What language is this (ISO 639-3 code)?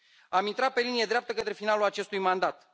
ron